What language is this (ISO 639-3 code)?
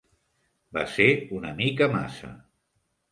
cat